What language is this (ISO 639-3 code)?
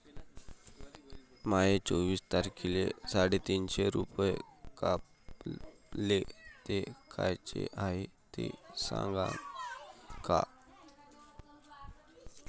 mar